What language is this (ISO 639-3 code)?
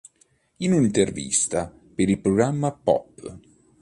ita